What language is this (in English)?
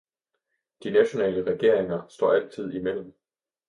Danish